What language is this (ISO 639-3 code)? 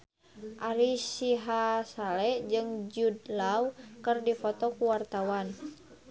sun